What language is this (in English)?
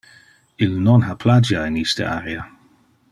Interlingua